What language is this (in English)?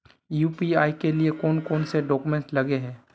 Magahi